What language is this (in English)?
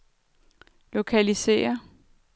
Danish